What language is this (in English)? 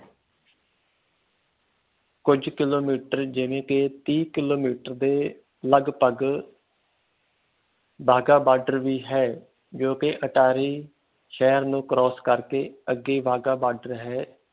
Punjabi